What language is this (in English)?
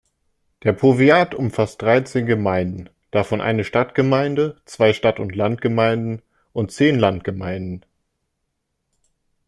German